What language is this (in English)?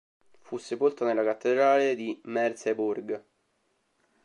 Italian